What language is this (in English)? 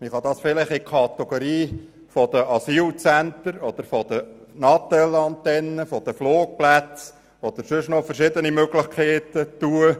Swiss German